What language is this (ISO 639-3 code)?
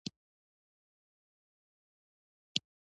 pus